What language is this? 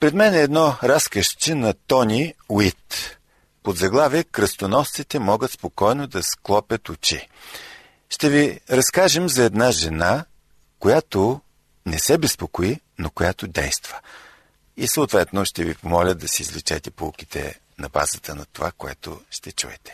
Bulgarian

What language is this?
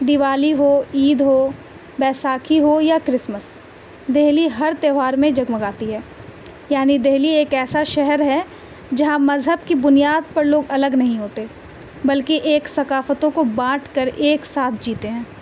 Urdu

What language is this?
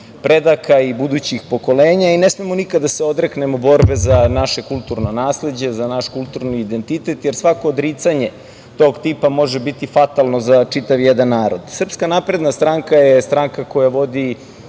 Serbian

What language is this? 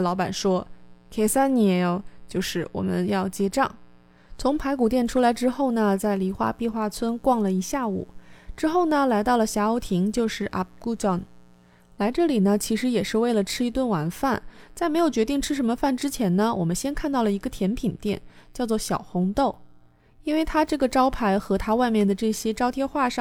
Chinese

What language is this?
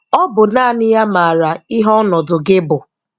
Igbo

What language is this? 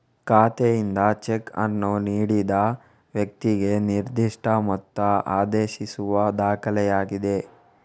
Kannada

